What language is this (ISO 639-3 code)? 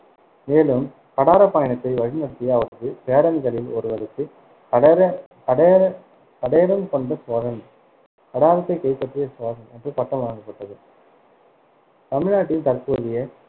tam